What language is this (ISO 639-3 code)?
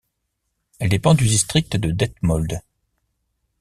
fra